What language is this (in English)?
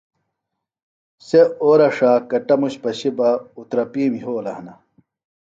Phalura